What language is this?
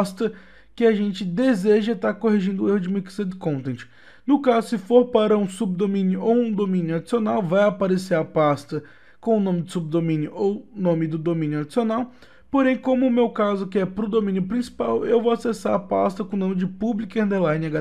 Portuguese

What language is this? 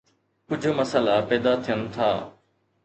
Sindhi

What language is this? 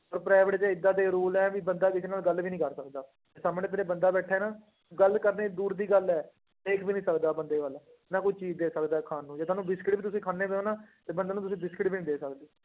Punjabi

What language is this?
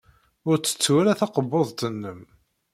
Kabyle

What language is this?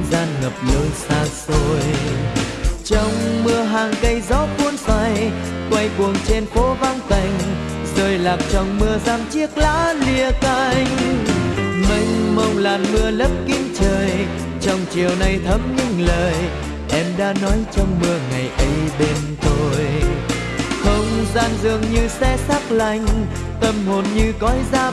Vietnamese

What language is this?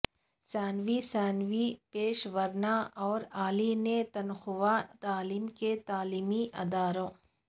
Urdu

